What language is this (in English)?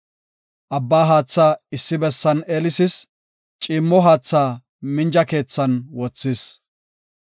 Gofa